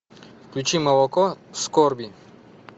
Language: Russian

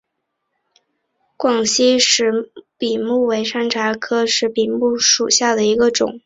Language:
Chinese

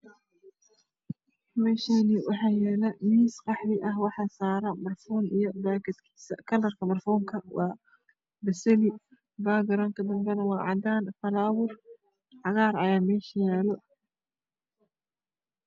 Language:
Somali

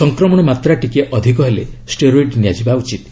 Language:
Odia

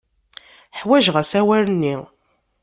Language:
Kabyle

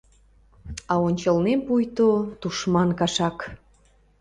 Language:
Mari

